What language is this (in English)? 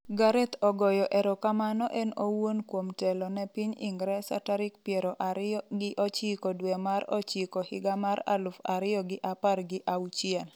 Luo (Kenya and Tanzania)